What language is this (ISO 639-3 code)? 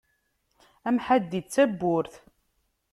kab